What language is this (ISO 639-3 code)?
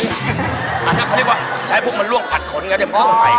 tha